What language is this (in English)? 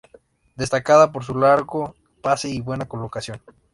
Spanish